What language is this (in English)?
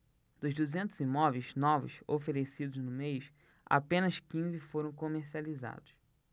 Portuguese